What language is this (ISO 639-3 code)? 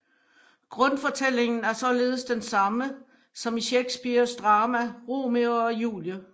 dan